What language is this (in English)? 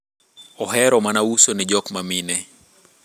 Luo (Kenya and Tanzania)